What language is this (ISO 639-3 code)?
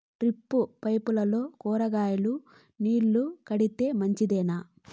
tel